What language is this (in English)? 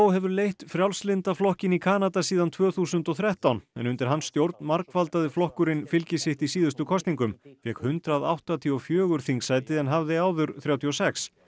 Icelandic